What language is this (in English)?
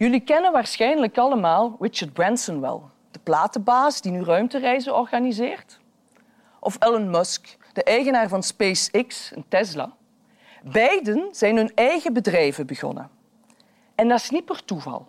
Dutch